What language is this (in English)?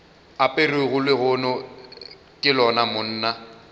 Northern Sotho